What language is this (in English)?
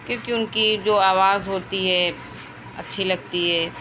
Urdu